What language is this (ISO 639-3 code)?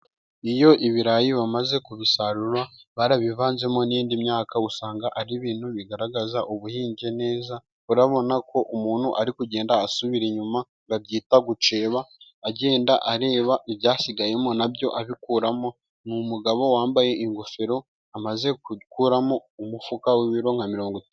kin